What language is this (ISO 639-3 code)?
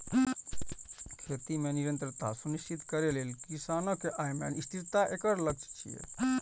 mai